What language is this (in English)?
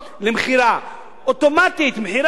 Hebrew